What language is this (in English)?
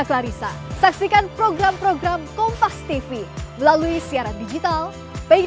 Indonesian